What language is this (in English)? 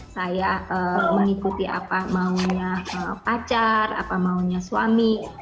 Indonesian